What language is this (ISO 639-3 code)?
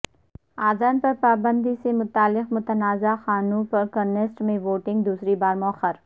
urd